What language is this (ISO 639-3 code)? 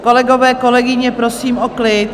ces